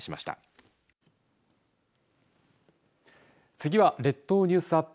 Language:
Japanese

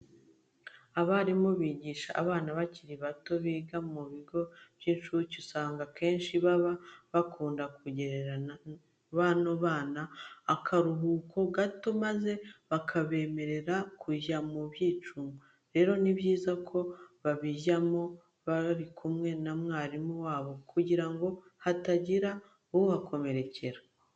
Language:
Kinyarwanda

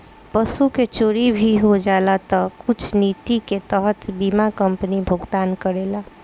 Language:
Bhojpuri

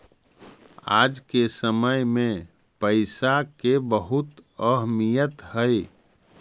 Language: Magahi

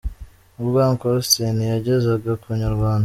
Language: Kinyarwanda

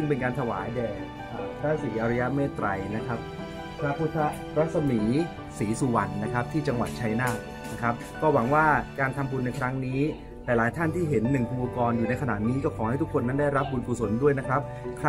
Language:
Thai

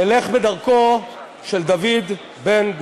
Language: Hebrew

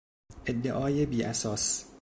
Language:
Persian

